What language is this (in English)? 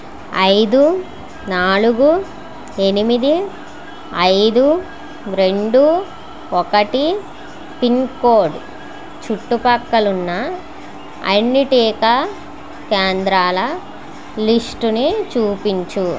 Telugu